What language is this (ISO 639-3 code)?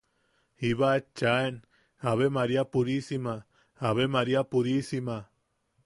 yaq